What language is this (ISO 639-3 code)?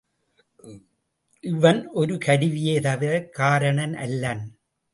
tam